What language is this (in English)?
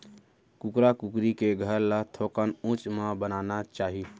Chhattisgarhi